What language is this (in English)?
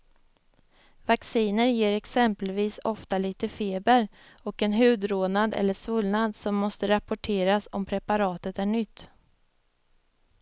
Swedish